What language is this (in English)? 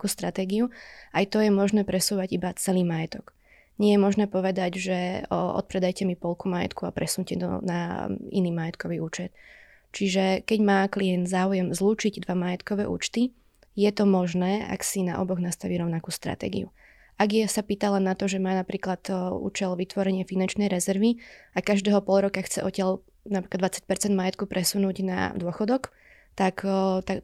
Slovak